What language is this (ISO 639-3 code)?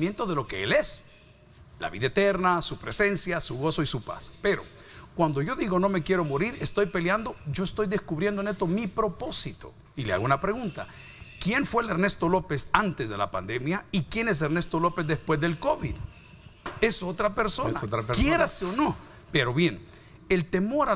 spa